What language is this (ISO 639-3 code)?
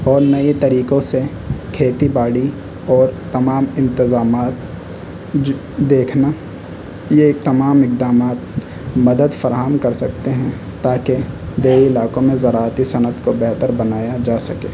urd